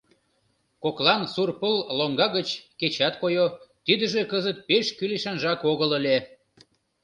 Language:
Mari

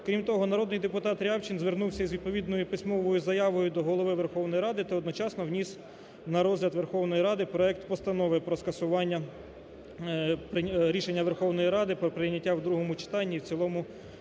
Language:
Ukrainian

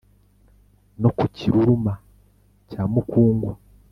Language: Kinyarwanda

